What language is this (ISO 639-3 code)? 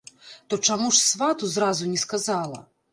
bel